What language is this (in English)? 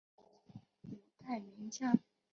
Chinese